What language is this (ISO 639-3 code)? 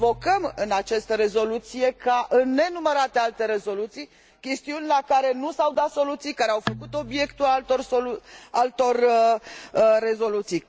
ron